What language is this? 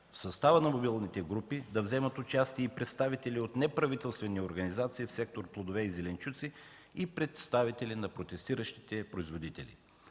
Bulgarian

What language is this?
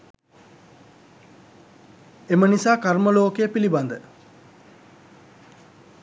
Sinhala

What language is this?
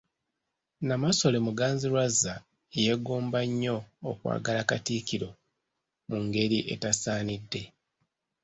Ganda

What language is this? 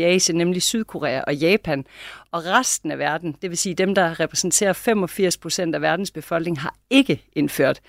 Danish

